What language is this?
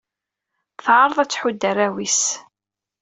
Kabyle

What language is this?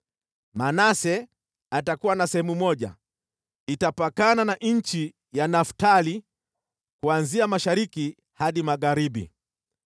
Swahili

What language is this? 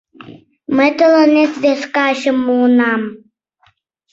Mari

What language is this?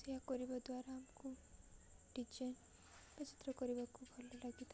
Odia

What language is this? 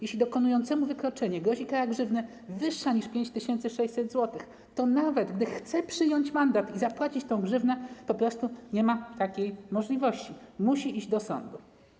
Polish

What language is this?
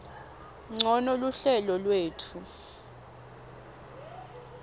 Swati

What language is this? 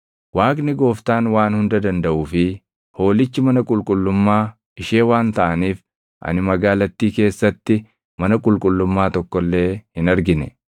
Oromo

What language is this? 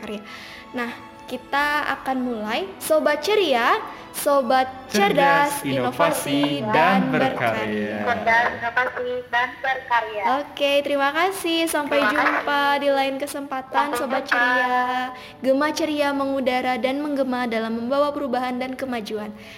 Indonesian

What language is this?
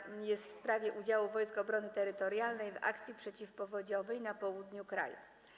Polish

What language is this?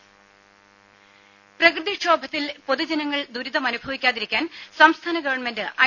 Malayalam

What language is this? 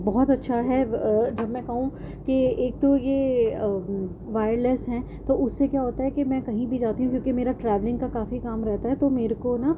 Urdu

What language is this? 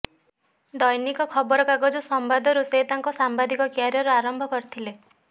Odia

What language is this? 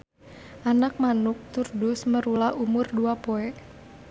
Sundanese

